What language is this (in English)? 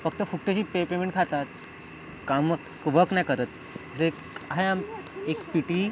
Marathi